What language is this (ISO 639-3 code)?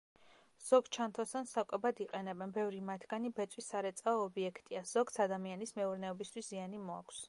kat